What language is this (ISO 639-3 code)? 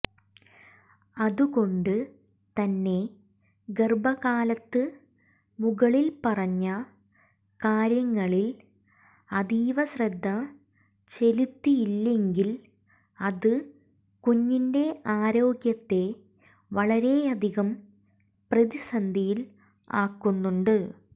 mal